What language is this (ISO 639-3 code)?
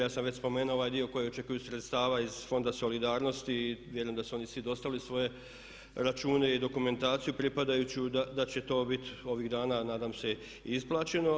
hrv